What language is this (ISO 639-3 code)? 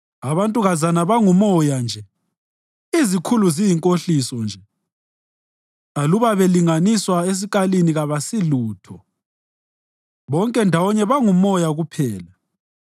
nde